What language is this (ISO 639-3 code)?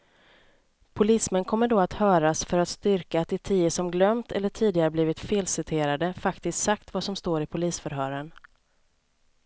swe